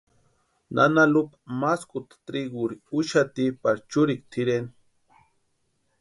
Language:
Western Highland Purepecha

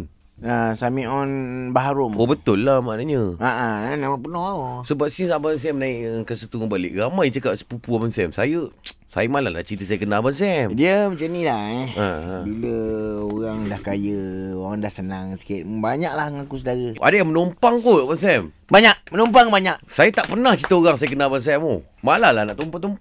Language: Malay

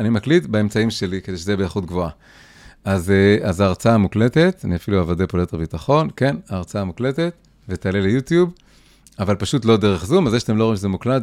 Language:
Hebrew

